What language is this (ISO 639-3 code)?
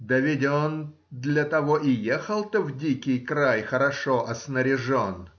rus